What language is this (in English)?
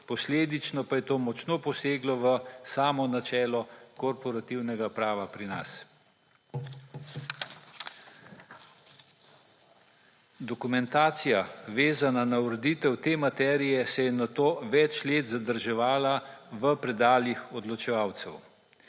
Slovenian